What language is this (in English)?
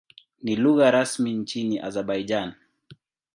Swahili